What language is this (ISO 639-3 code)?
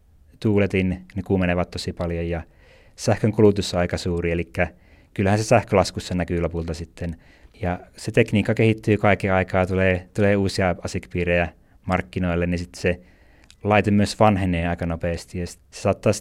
fin